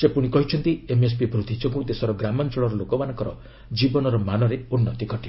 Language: Odia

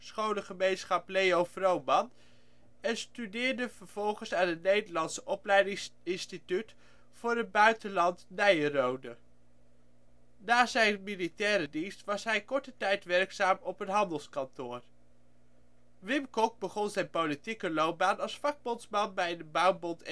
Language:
Dutch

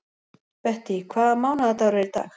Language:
Icelandic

